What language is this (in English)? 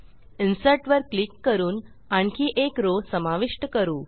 Marathi